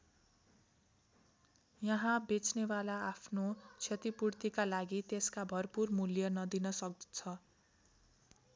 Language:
Nepali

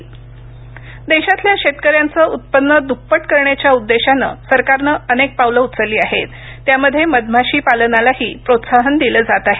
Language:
Marathi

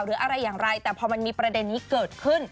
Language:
Thai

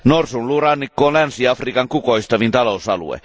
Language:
Finnish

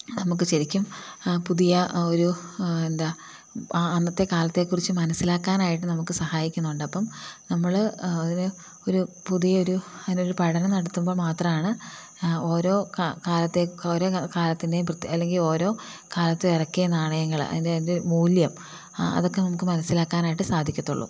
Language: Malayalam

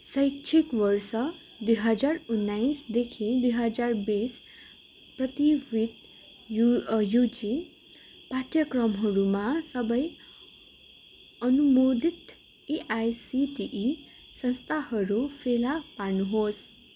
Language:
Nepali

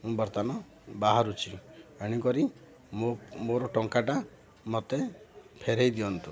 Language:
Odia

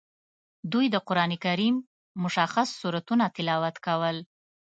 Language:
Pashto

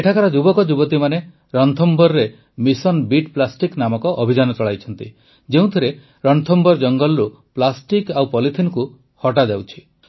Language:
Odia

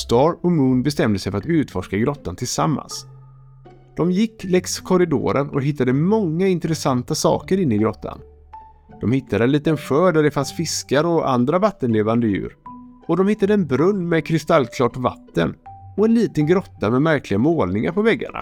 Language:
Swedish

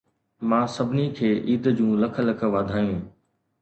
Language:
Sindhi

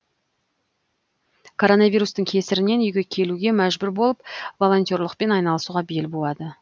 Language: Kazakh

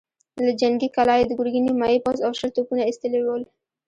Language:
Pashto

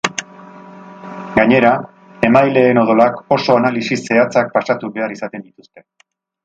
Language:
Basque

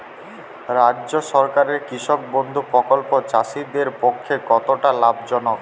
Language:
Bangla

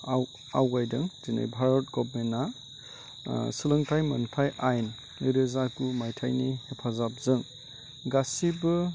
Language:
Bodo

